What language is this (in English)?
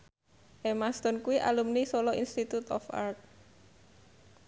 Javanese